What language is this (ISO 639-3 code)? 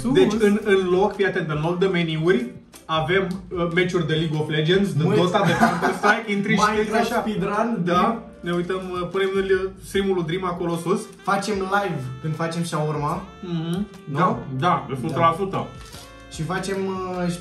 ron